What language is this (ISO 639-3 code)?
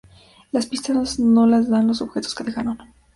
spa